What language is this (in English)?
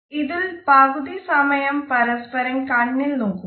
Malayalam